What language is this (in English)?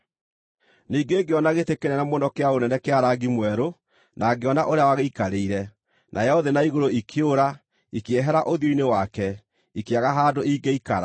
Kikuyu